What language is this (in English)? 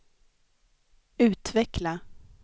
Swedish